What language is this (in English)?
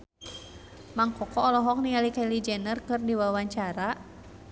Sundanese